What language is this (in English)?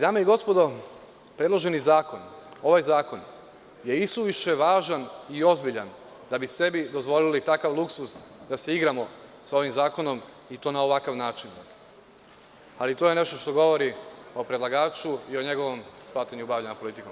Serbian